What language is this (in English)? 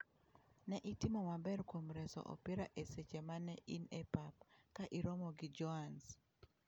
Luo (Kenya and Tanzania)